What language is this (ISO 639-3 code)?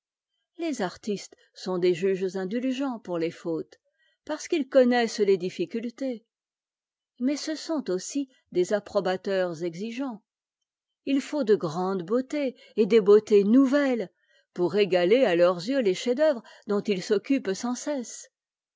fra